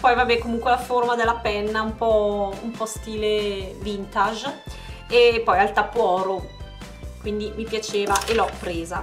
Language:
Italian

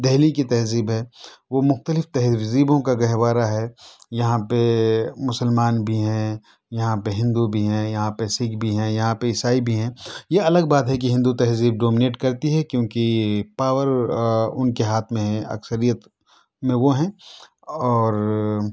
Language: Urdu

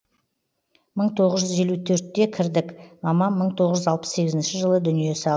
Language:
Kazakh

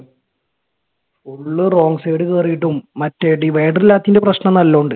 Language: Malayalam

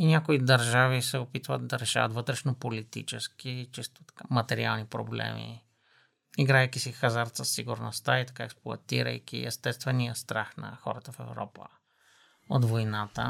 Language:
Bulgarian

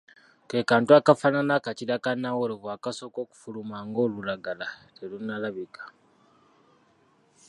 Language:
Ganda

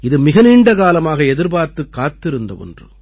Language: Tamil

